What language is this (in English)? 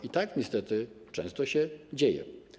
Polish